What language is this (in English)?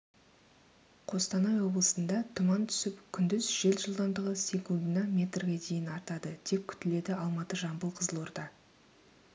Kazakh